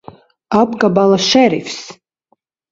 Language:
Latvian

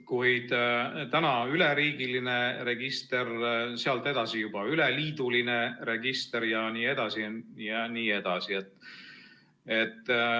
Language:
Estonian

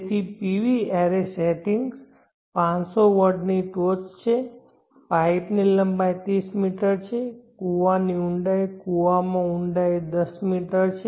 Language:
Gujarati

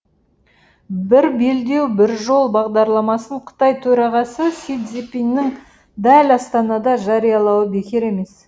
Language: Kazakh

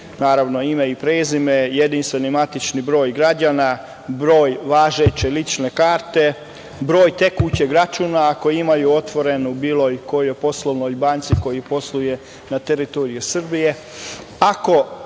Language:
Serbian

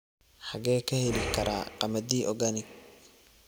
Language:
Somali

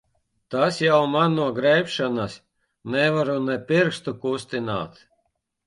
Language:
Latvian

